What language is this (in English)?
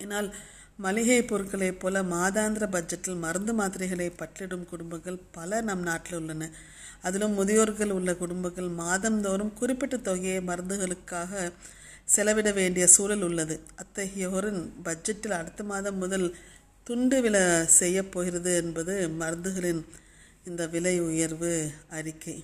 Tamil